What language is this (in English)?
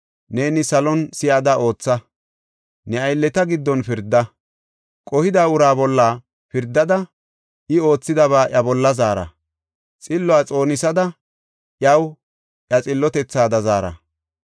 Gofa